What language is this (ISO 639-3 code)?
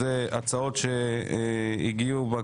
heb